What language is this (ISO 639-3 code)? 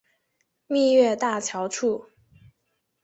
zho